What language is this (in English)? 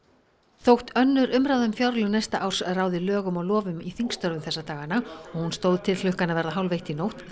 Icelandic